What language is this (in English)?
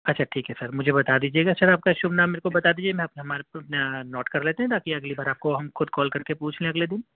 Urdu